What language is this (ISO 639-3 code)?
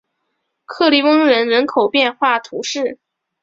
zho